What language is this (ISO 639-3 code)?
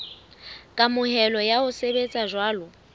sot